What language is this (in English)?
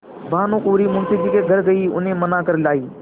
Hindi